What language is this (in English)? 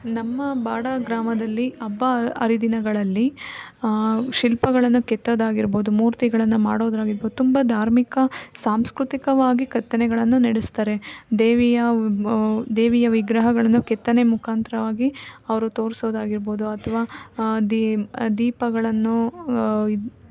Kannada